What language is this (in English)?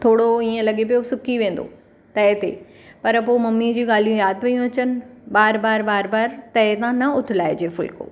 Sindhi